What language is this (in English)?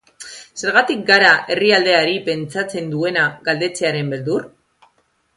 Basque